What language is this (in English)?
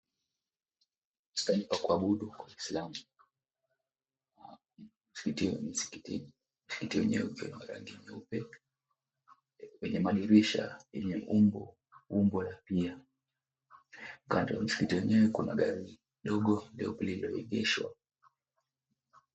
Swahili